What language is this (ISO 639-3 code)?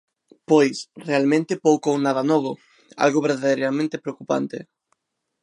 glg